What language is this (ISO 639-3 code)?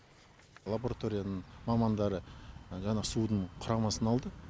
kaz